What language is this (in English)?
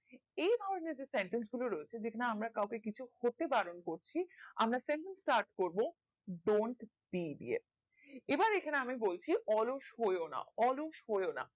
Bangla